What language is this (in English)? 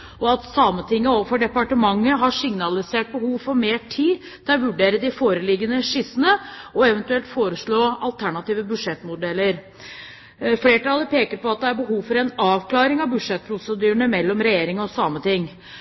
Norwegian Bokmål